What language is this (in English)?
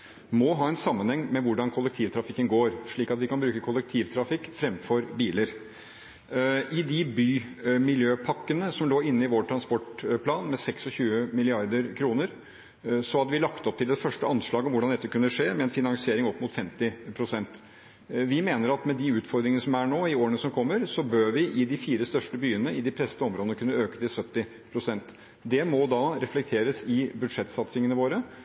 Norwegian Bokmål